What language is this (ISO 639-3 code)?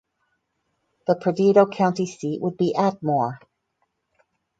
eng